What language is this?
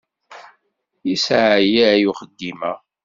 Kabyle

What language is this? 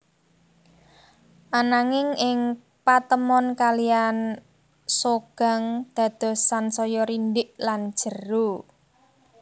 Javanese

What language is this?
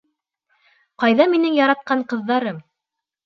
Bashkir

